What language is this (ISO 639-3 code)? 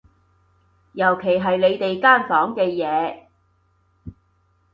yue